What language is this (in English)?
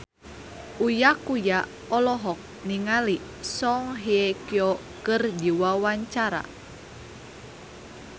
Sundanese